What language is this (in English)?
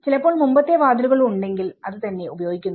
Malayalam